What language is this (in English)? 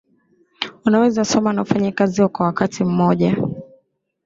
Swahili